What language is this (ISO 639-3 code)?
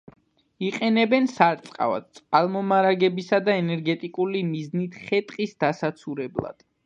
kat